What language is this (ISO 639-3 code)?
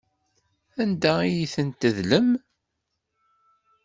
kab